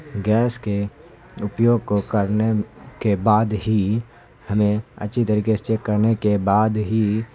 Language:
Urdu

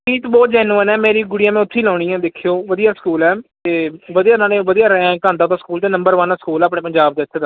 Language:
Punjabi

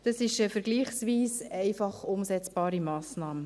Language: Swiss German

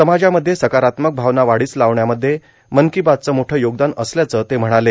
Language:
Marathi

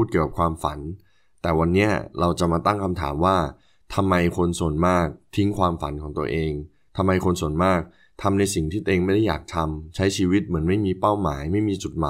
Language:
Thai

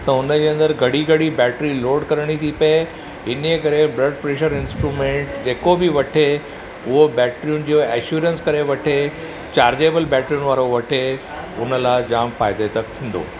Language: Sindhi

